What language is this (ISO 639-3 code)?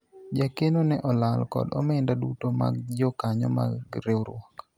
luo